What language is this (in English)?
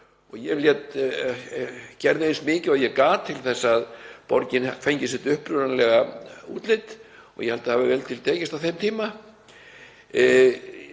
Icelandic